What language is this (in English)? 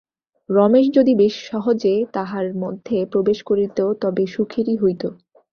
Bangla